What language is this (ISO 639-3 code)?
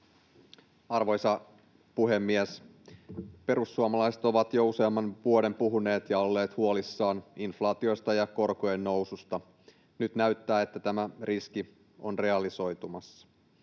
fin